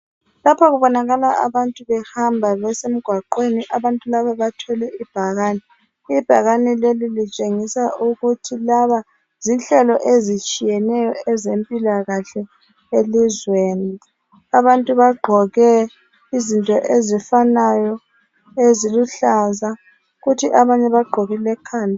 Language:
North Ndebele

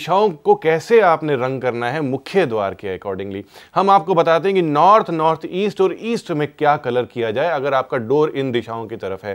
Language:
Hindi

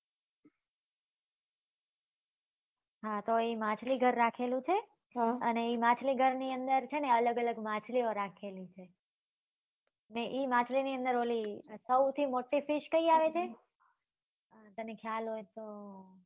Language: Gujarati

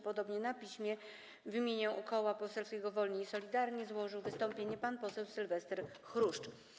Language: Polish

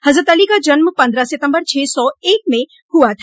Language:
Hindi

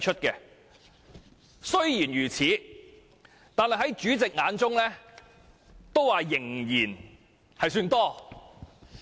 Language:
Cantonese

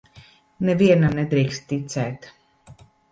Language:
Latvian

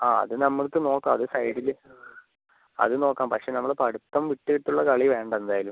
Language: Malayalam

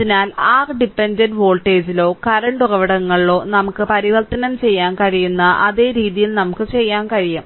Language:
Malayalam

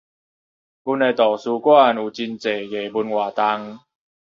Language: Min Nan Chinese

